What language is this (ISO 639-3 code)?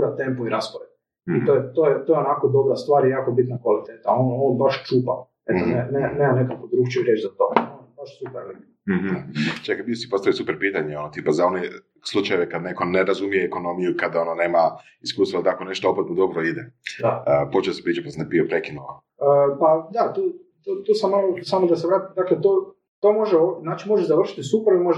hrv